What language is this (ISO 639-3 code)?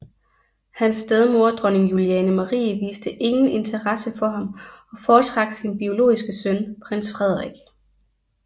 dan